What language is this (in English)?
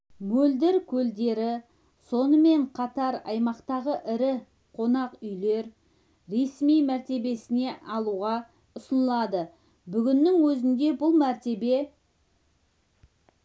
Kazakh